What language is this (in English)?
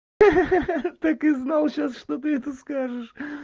Russian